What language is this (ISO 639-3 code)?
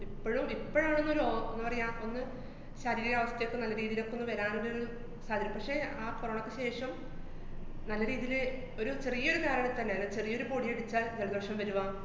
mal